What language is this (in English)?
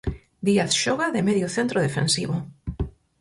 Galician